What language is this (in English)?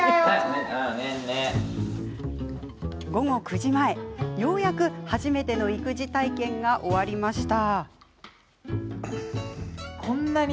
Japanese